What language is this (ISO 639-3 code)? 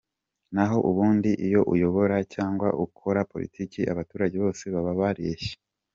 kin